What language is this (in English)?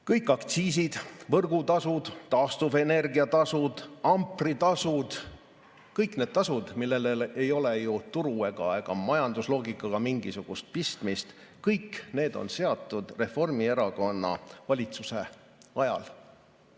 Estonian